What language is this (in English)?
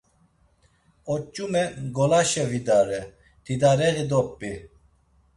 Laz